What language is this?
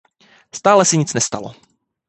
Czech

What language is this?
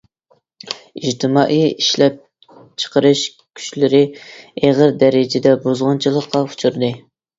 Uyghur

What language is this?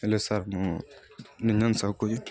Odia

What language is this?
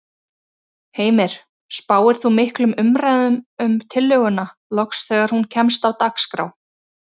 Icelandic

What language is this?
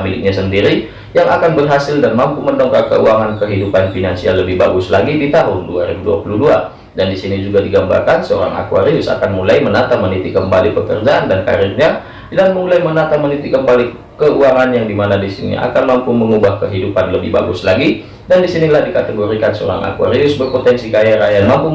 Indonesian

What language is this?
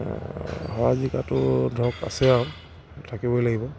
Assamese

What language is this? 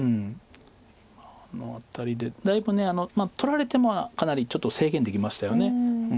Japanese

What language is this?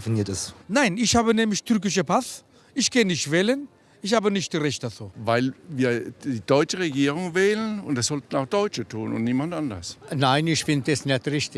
German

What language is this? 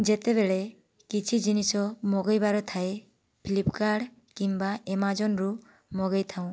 Odia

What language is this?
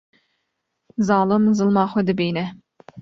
Kurdish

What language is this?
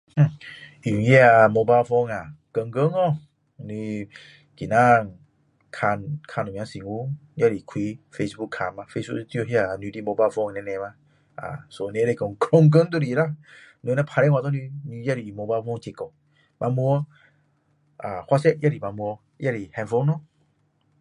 Min Dong Chinese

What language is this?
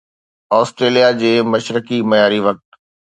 Sindhi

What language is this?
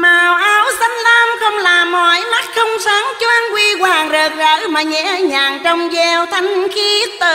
Vietnamese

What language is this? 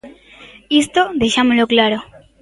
Galician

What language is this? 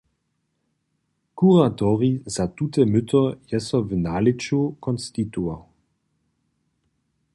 Upper Sorbian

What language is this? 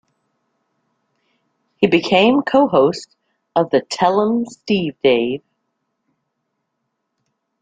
English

